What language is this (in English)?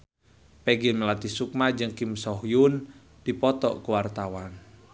Sundanese